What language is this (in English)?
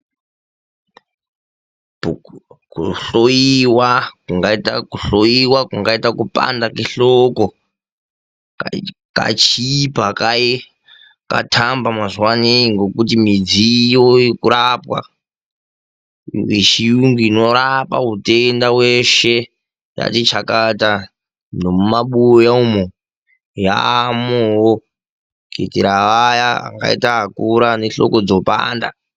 Ndau